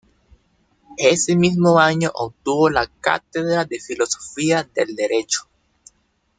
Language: Spanish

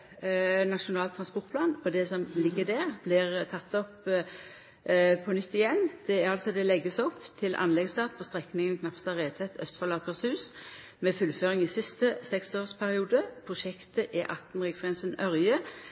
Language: Norwegian Nynorsk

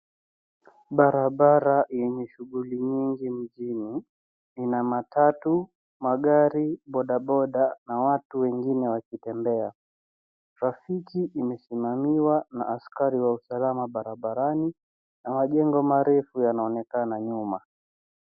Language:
Swahili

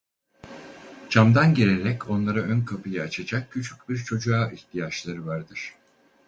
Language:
Turkish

